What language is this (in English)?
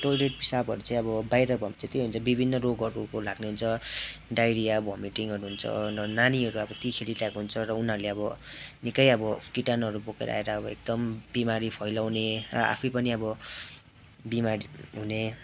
Nepali